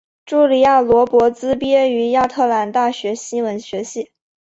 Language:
Chinese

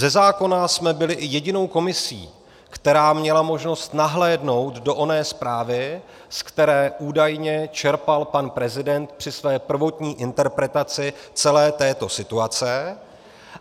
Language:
Czech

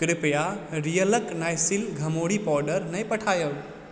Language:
Maithili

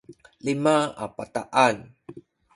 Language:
Sakizaya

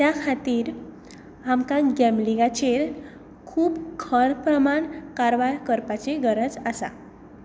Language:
Konkani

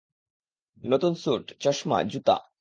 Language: Bangla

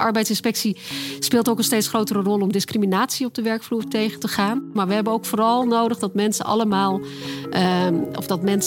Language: Dutch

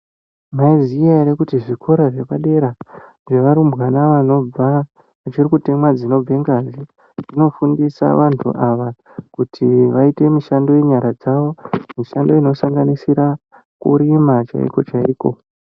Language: Ndau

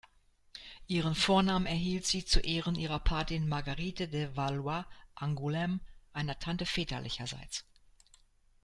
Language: German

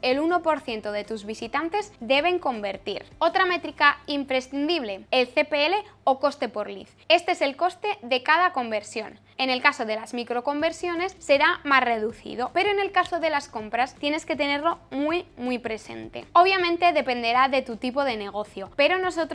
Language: Spanish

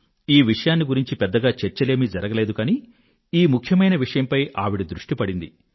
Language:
Telugu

